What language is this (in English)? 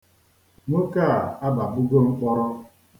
Igbo